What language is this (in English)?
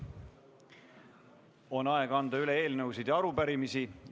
Estonian